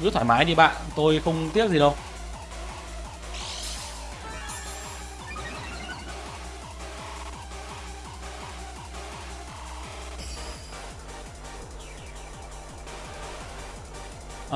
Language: Vietnamese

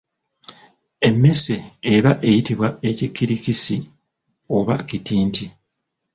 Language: Ganda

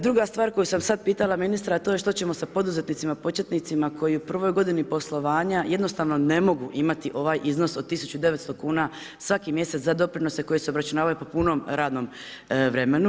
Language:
Croatian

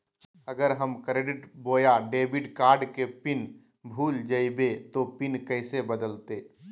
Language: Magahi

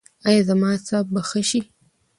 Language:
Pashto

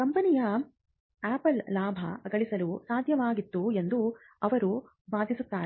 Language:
Kannada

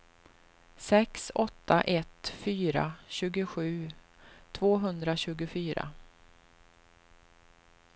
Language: Swedish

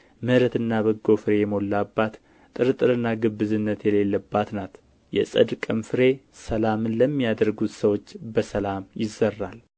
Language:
Amharic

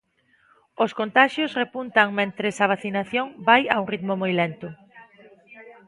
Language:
Galician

